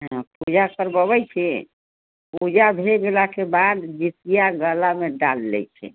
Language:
Maithili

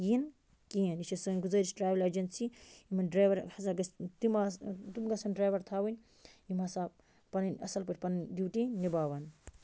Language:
Kashmiri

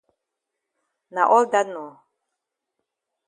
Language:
Cameroon Pidgin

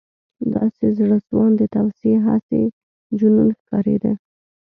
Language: Pashto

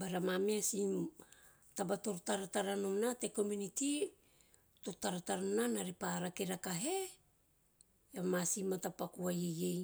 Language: Teop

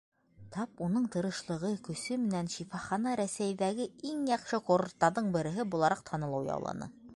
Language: Bashkir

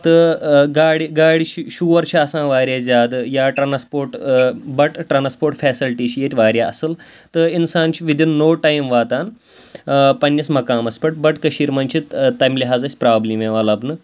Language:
Kashmiri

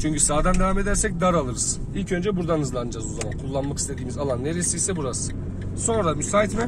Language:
Turkish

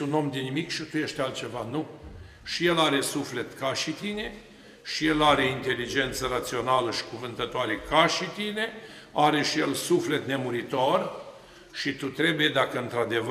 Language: Romanian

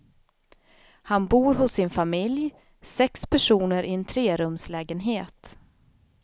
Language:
Swedish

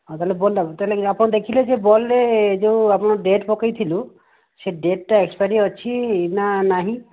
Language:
Odia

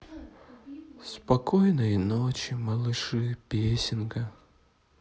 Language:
Russian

